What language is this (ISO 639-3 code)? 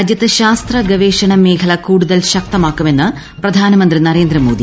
mal